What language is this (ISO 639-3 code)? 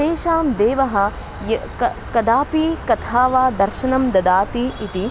san